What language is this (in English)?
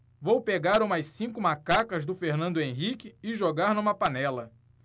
Portuguese